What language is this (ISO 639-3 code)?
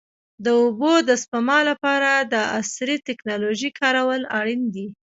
pus